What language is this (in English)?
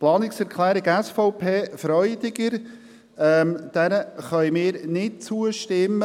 Swiss German